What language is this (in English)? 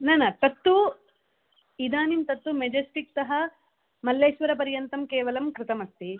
Sanskrit